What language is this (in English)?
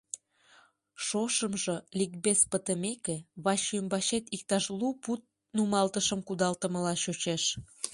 Mari